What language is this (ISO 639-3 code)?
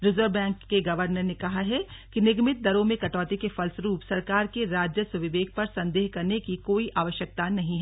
hin